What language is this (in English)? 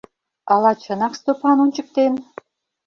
Mari